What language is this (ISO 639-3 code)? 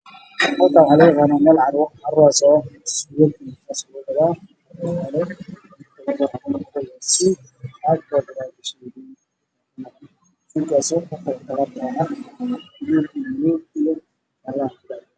som